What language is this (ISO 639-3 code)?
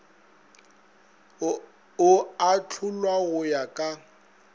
nso